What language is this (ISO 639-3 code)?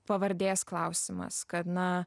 lit